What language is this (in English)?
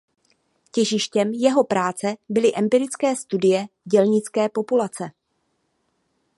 Czech